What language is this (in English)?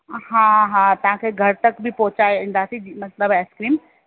Sindhi